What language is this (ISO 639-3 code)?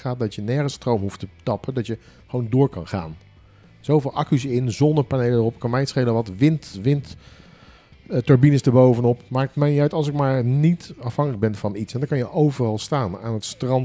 nld